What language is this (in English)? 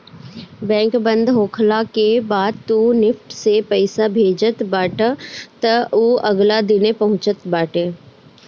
Bhojpuri